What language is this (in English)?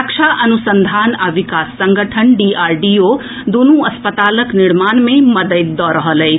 Maithili